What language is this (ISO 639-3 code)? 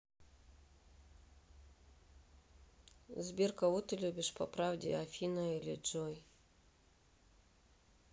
rus